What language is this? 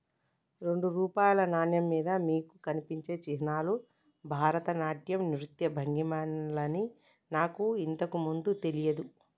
Telugu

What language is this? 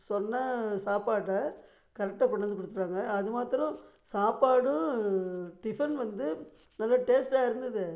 Tamil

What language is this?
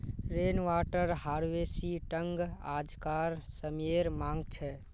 Magahi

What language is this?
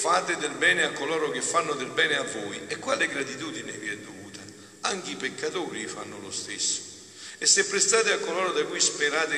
Italian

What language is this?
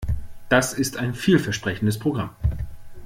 German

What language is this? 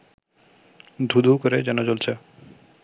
Bangla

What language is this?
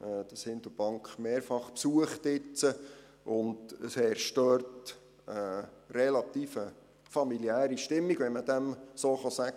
Swiss German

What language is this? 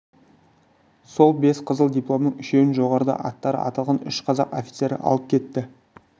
Kazakh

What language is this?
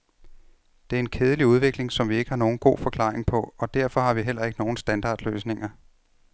Danish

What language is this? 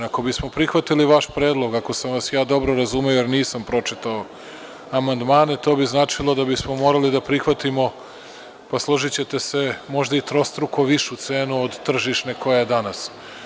Serbian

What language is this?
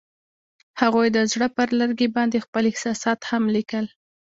Pashto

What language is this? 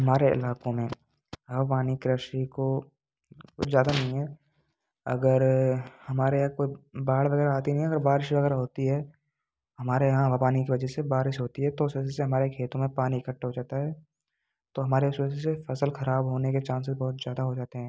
Hindi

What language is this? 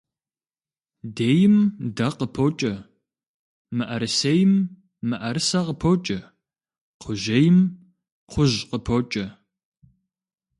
Kabardian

